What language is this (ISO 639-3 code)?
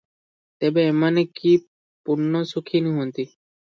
ori